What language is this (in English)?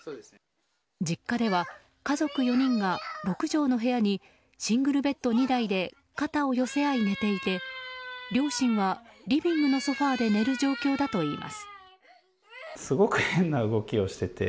Japanese